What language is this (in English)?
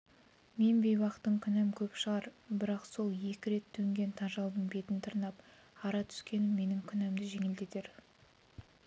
Kazakh